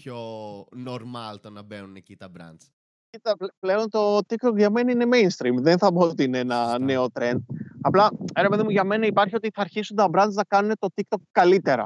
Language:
Greek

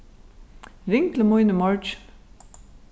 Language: Faroese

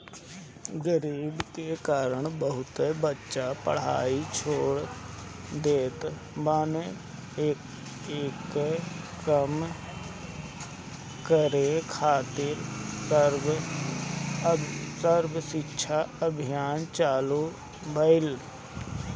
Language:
Bhojpuri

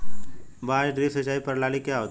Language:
Hindi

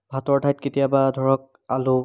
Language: Assamese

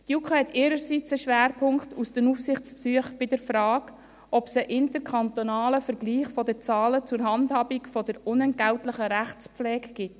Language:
Swiss German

